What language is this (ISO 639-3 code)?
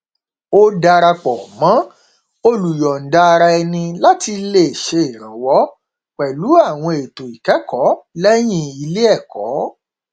yor